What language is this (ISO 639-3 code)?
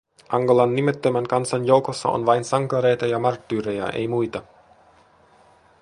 fin